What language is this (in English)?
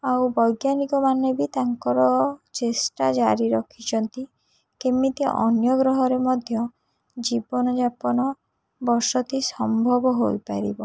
Odia